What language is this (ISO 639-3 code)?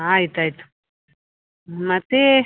kan